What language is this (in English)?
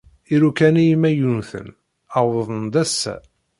Kabyle